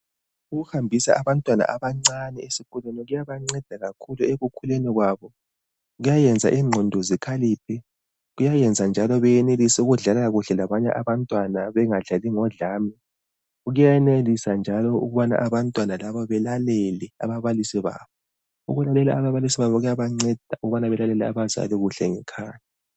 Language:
North Ndebele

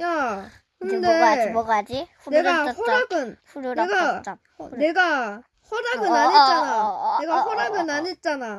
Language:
Korean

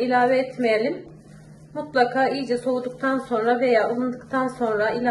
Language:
Turkish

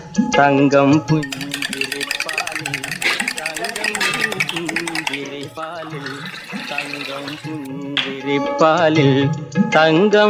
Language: Malayalam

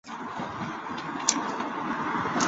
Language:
Chinese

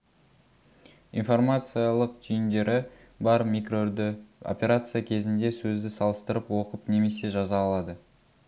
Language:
Kazakh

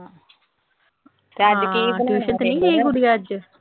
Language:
Punjabi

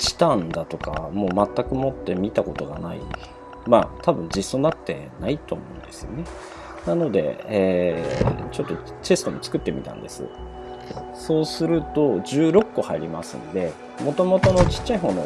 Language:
Japanese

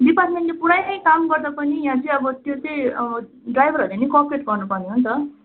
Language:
Nepali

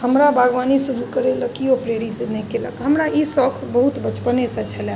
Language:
Maithili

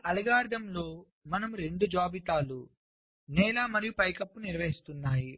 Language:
Telugu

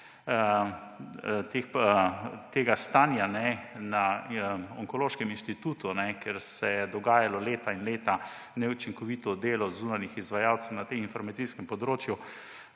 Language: Slovenian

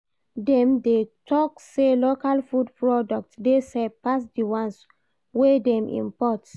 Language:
Nigerian Pidgin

